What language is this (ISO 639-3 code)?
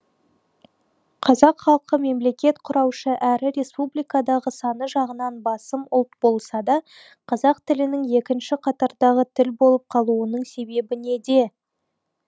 kaz